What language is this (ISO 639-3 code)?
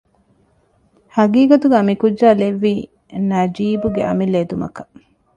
div